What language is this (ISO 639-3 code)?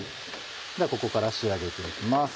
jpn